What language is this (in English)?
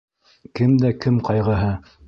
Bashkir